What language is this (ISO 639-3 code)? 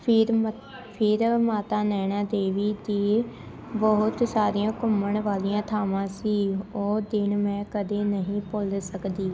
pan